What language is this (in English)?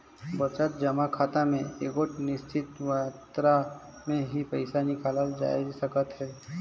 Chhattisgarhi